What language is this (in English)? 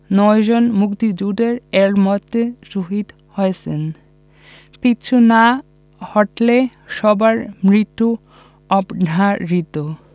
Bangla